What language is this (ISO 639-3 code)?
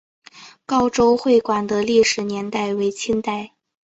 zho